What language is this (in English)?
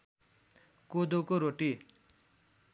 Nepali